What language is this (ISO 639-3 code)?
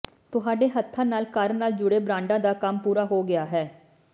pan